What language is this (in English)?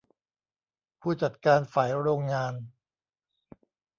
Thai